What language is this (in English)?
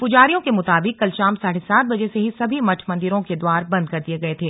Hindi